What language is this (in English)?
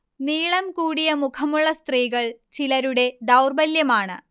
Malayalam